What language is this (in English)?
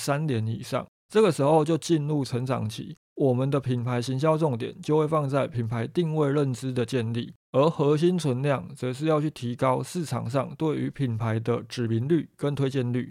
Chinese